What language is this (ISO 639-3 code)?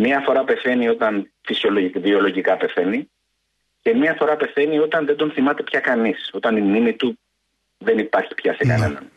ell